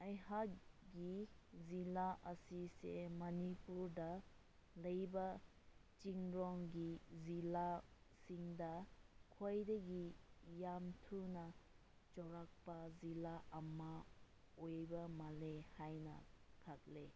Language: Manipuri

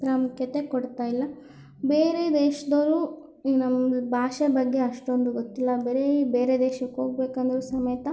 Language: Kannada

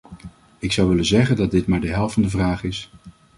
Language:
Dutch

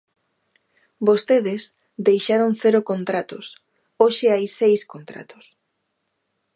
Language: Galician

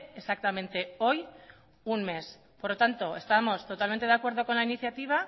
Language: Spanish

